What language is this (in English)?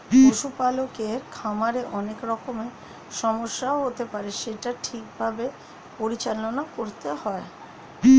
Bangla